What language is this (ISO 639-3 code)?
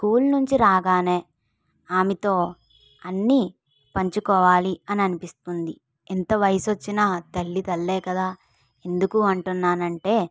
tel